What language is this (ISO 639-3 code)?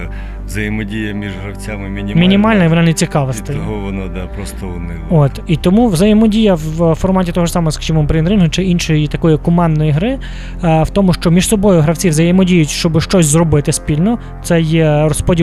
ukr